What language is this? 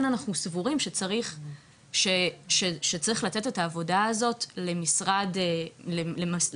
Hebrew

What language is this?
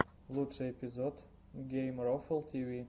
Russian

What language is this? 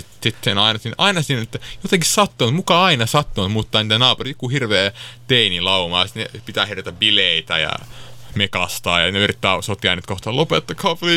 Finnish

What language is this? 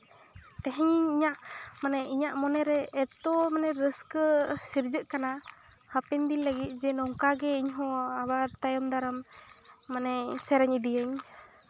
Santali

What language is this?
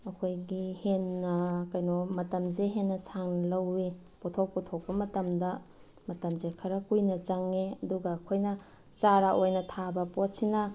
Manipuri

